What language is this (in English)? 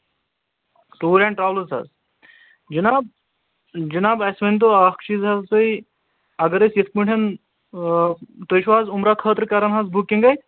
Kashmiri